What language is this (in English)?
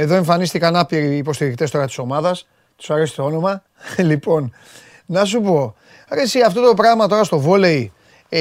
Greek